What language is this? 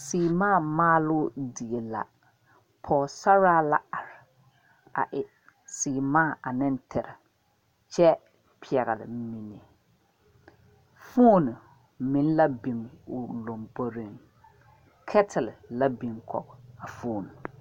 Southern Dagaare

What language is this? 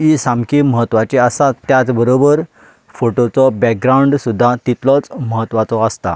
Konkani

